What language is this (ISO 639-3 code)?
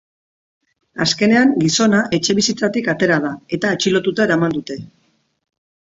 eus